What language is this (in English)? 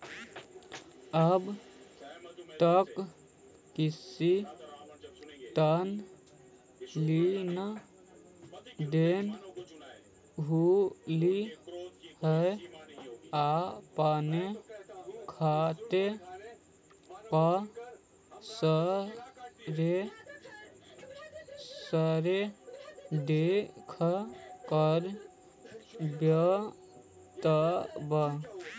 Magahi